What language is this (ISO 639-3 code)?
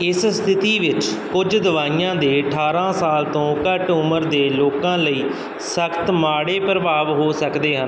pan